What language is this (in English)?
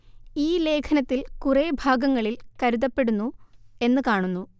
Malayalam